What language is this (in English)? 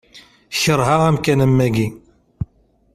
Kabyle